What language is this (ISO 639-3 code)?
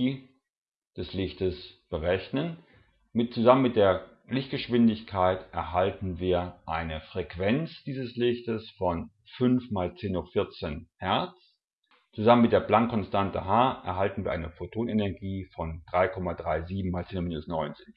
deu